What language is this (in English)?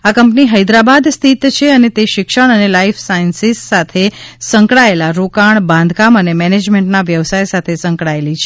Gujarati